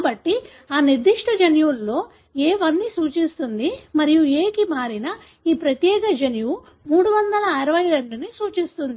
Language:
Telugu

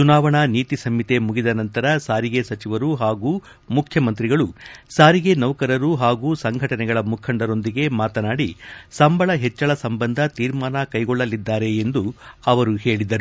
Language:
Kannada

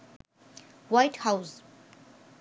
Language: Bangla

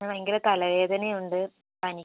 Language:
Malayalam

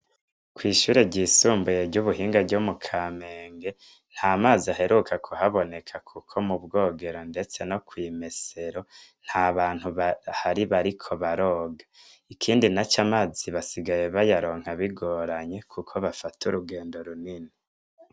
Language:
Rundi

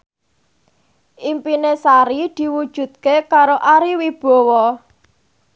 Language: Javanese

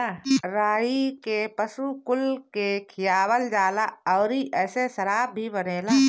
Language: Bhojpuri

